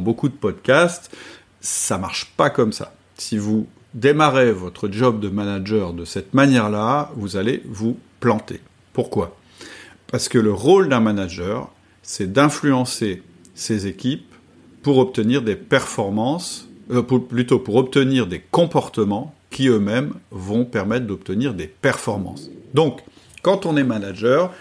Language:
French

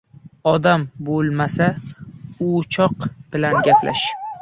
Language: Uzbek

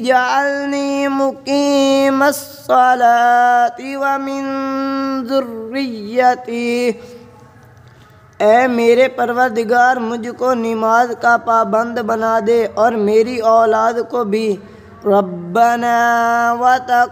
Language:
Arabic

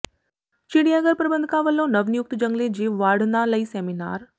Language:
Punjabi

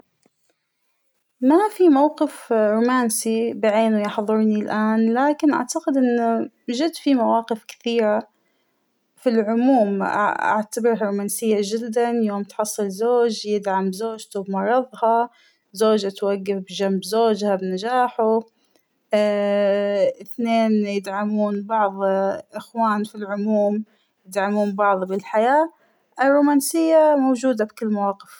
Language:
Hijazi Arabic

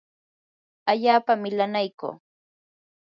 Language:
Yanahuanca Pasco Quechua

